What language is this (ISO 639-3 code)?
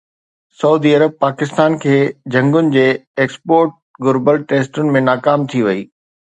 snd